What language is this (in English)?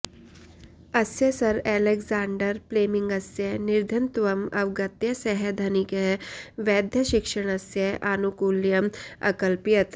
Sanskrit